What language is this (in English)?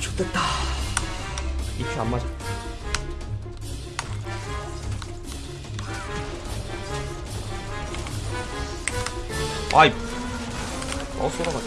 Korean